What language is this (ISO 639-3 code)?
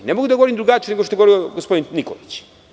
srp